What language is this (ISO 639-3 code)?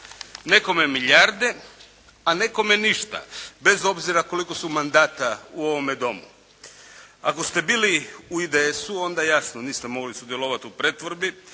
hrv